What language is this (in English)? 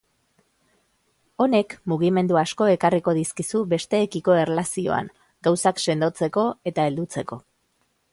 Basque